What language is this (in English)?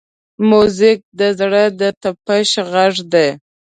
Pashto